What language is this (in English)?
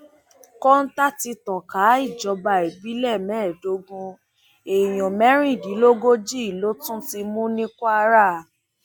Yoruba